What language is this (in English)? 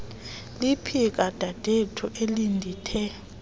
Xhosa